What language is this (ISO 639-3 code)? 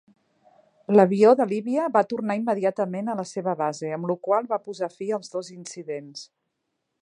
cat